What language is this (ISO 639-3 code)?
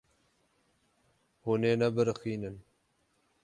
kur